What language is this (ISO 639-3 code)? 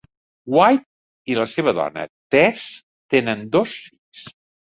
cat